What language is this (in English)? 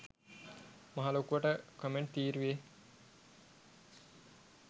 Sinhala